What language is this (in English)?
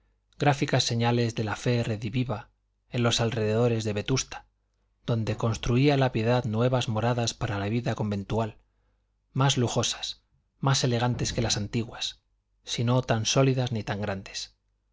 Spanish